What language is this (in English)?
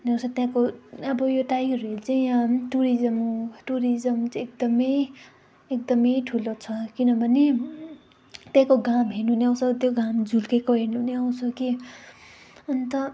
Nepali